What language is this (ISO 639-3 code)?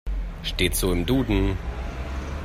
deu